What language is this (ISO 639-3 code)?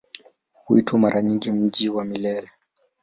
swa